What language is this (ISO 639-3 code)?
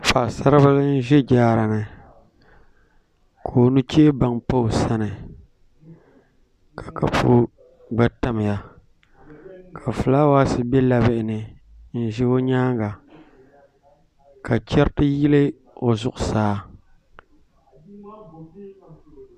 dag